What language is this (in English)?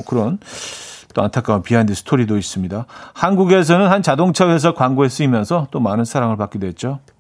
Korean